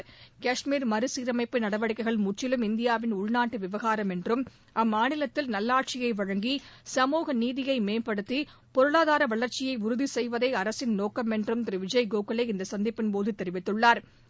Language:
Tamil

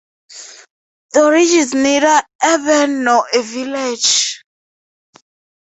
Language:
English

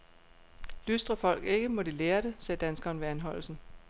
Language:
Danish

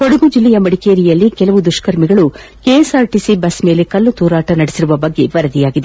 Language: Kannada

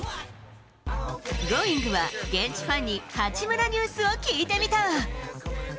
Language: Japanese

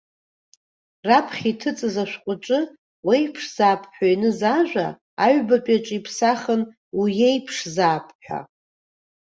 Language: Abkhazian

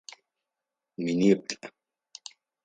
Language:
Adyghe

